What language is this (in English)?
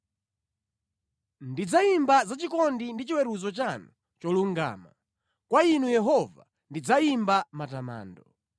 Nyanja